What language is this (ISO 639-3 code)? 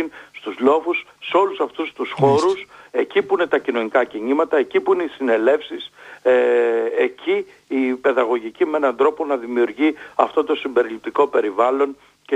ell